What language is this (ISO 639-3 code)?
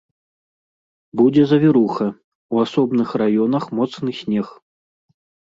bel